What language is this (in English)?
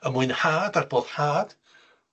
Welsh